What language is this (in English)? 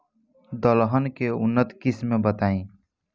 Bhojpuri